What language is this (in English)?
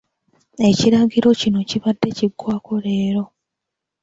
Ganda